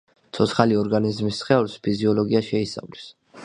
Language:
Georgian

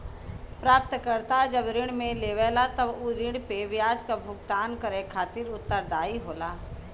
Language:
Bhojpuri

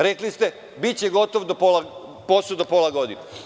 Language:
Serbian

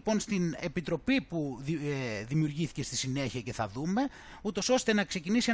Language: Greek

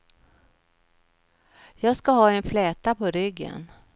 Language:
Swedish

